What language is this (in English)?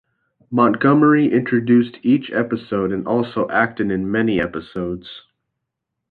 English